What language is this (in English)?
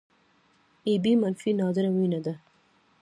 Pashto